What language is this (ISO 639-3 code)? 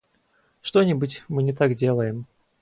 rus